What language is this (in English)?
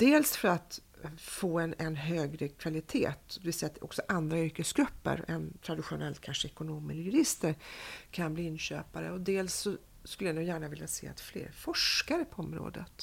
Swedish